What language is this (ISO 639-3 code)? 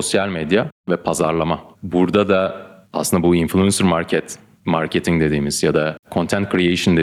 tur